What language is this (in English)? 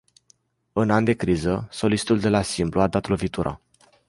Romanian